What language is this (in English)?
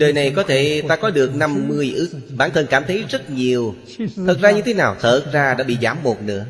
Vietnamese